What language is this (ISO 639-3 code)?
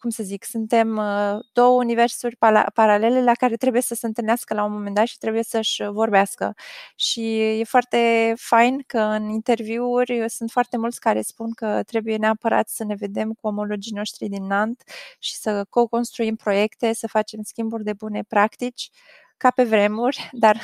ron